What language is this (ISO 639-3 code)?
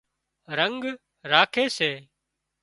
kxp